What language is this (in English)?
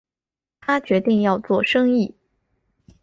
Chinese